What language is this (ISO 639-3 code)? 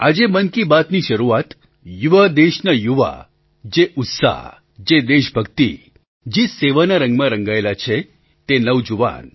guj